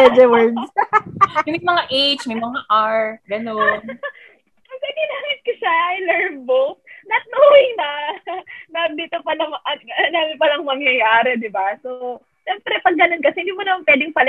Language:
Filipino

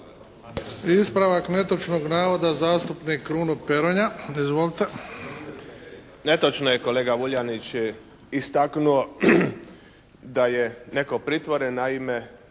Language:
Croatian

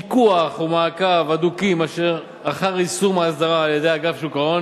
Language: Hebrew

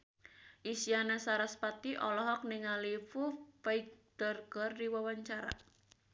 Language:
Sundanese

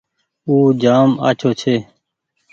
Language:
Goaria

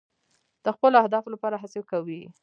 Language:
Pashto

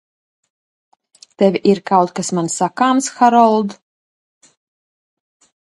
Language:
Latvian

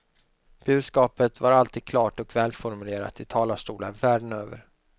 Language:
Swedish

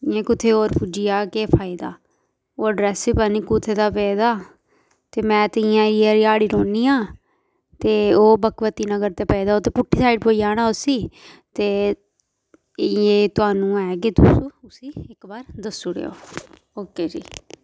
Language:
Dogri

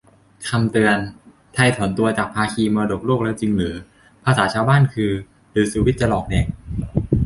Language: Thai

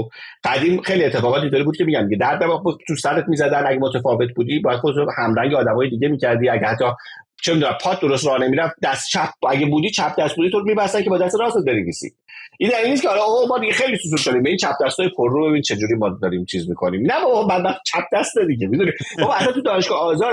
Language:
Persian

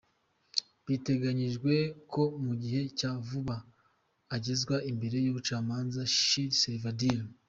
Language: Kinyarwanda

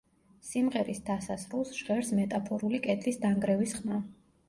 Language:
Georgian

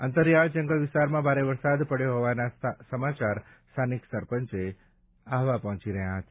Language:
Gujarati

